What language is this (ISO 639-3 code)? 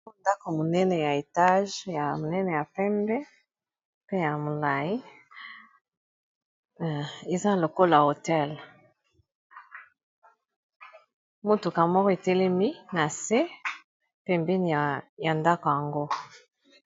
lin